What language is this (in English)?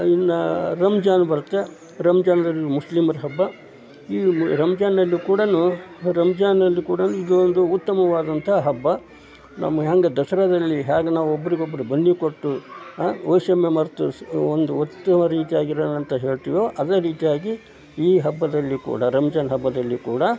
Kannada